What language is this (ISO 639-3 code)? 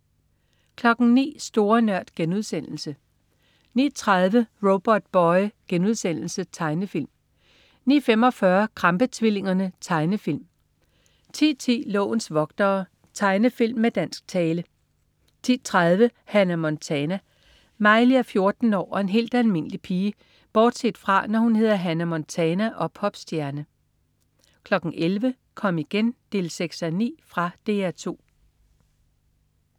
dan